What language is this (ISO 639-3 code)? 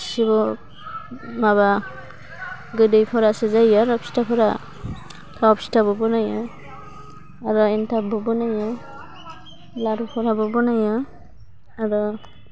brx